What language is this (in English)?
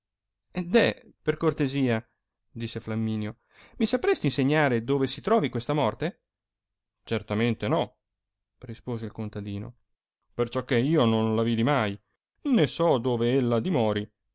Italian